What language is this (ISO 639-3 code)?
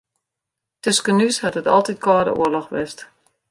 fry